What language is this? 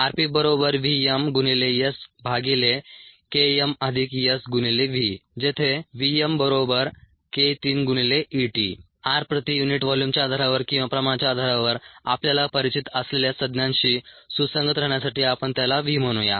Marathi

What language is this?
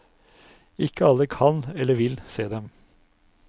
Norwegian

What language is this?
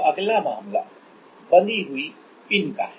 Hindi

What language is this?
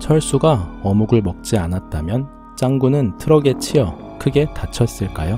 Korean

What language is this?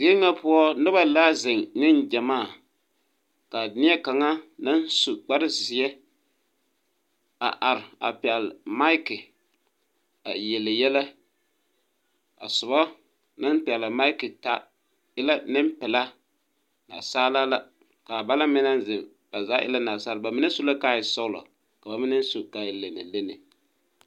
Southern Dagaare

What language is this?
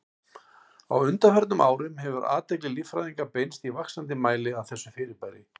Icelandic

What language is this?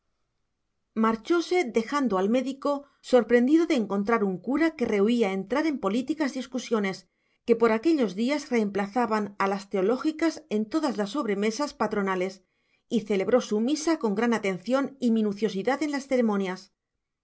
Spanish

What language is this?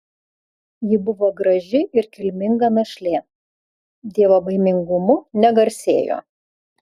Lithuanian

